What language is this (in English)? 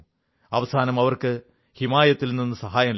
Malayalam